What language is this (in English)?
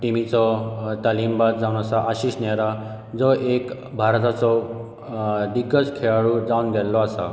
Konkani